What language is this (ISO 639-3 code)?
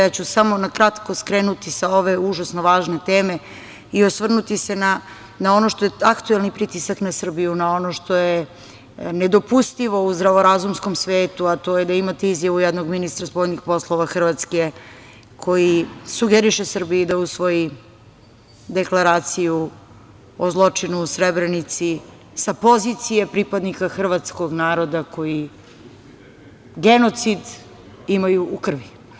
srp